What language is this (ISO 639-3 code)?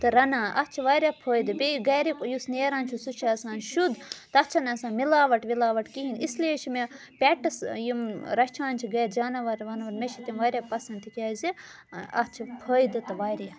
kas